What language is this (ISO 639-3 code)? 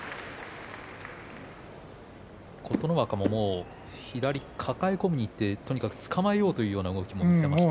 jpn